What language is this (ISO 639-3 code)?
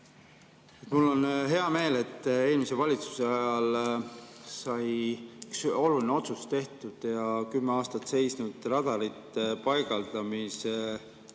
est